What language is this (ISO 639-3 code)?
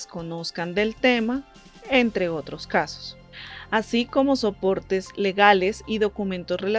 spa